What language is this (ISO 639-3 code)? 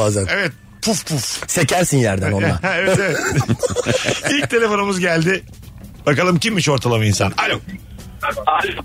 tur